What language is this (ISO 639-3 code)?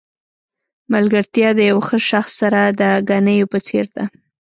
pus